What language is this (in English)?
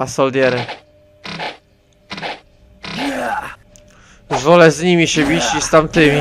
Polish